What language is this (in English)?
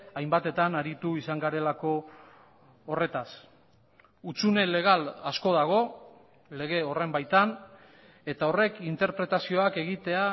Basque